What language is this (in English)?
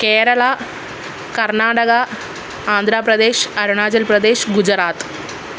Malayalam